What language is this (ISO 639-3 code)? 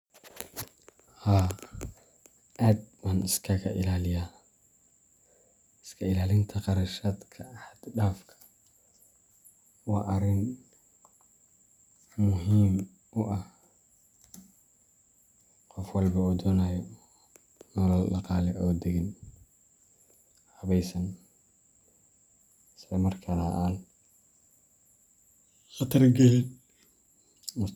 som